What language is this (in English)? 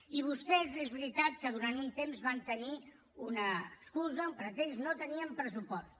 Catalan